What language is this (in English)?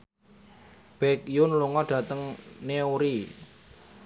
Javanese